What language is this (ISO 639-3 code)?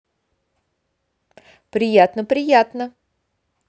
rus